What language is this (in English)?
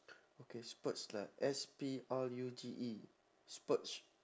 English